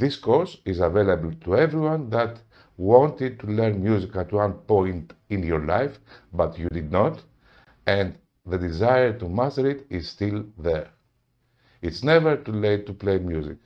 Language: Greek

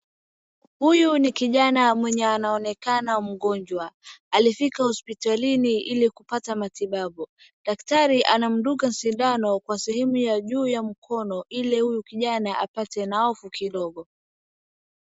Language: Swahili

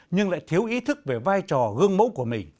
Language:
Vietnamese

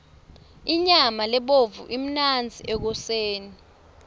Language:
Swati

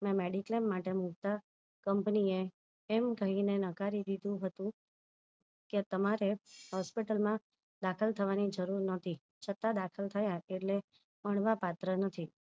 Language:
Gujarati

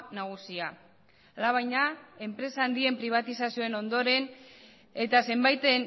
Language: Basque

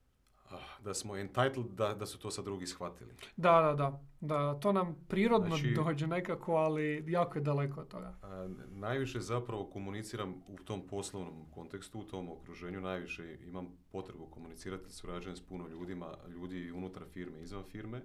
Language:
Croatian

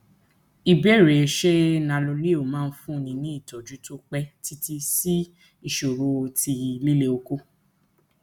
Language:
Yoruba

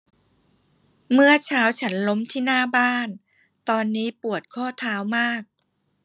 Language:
Thai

